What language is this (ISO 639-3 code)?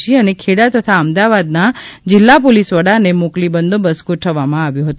guj